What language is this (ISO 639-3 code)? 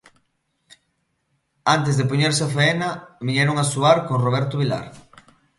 glg